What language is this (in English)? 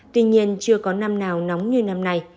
Vietnamese